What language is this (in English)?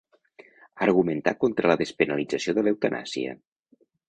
Catalan